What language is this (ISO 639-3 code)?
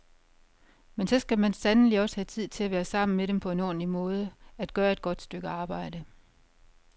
dan